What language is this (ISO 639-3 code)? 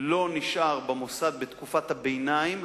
heb